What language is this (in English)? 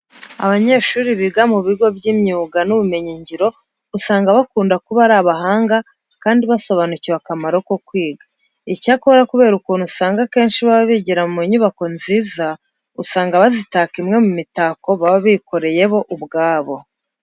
Kinyarwanda